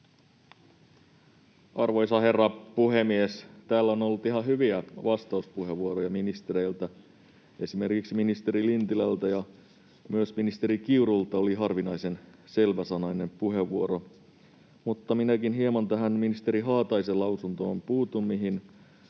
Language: Finnish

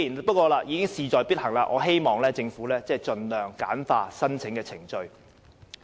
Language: Cantonese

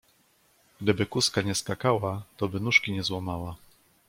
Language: Polish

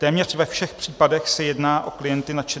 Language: Czech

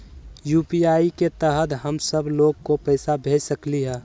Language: Magahi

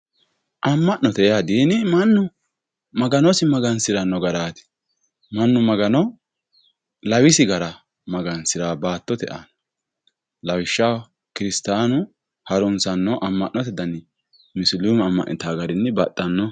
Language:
Sidamo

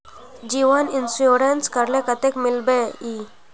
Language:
Magahi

